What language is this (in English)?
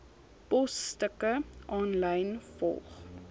Afrikaans